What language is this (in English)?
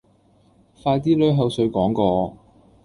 Cantonese